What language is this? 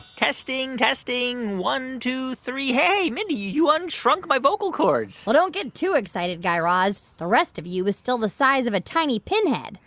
English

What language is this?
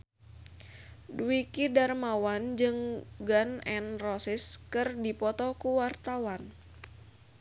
Sundanese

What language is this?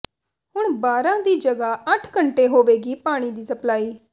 Punjabi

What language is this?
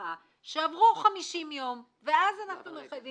Hebrew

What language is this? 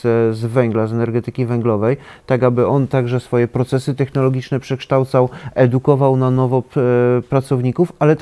Polish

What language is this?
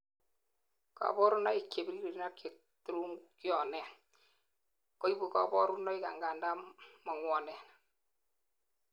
Kalenjin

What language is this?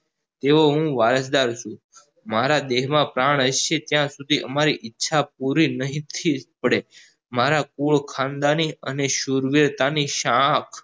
Gujarati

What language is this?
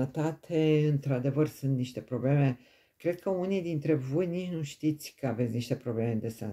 Romanian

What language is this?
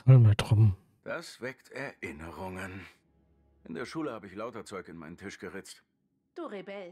German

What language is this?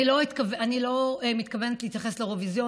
Hebrew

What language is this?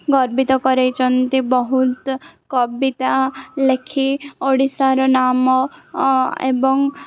Odia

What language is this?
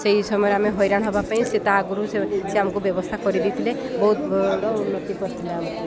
Odia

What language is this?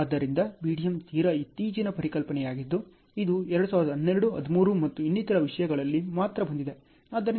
Kannada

